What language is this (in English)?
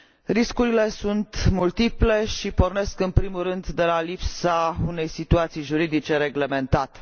Romanian